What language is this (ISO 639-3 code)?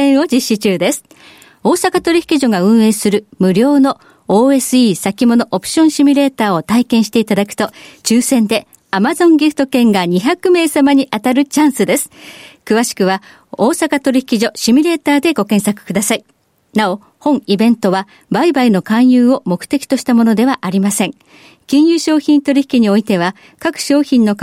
jpn